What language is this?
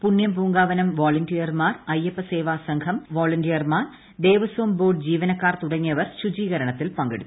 Malayalam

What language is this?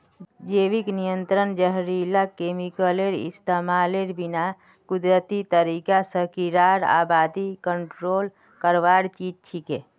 Magahi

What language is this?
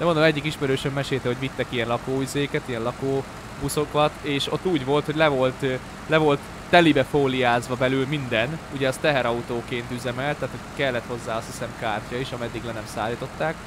Hungarian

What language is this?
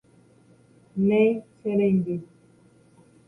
Guarani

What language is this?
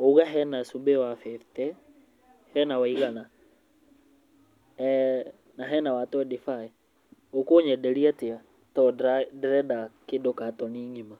Kikuyu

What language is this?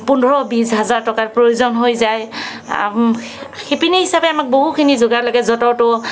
Assamese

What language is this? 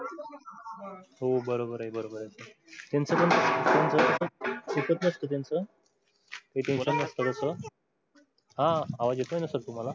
Marathi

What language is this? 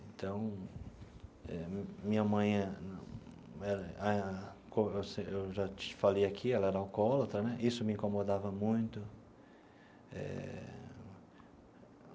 Portuguese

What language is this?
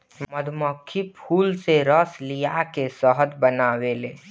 Bhojpuri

